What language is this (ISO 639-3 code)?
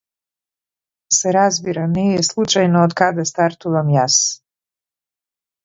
mkd